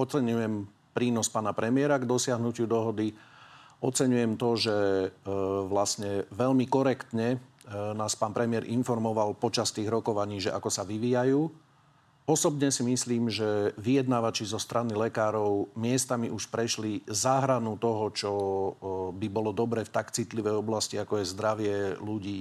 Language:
Slovak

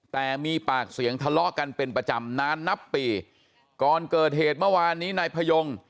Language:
Thai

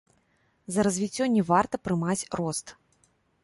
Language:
Belarusian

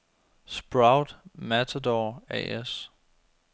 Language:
Danish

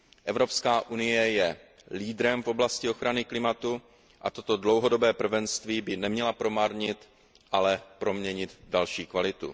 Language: Czech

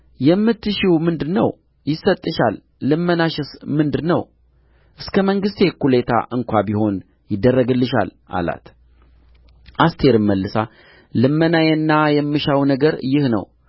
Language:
Amharic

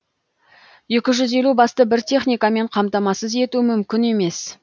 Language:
Kazakh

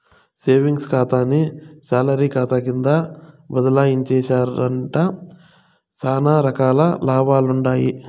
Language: Telugu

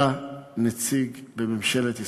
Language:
Hebrew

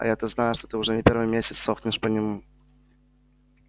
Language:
Russian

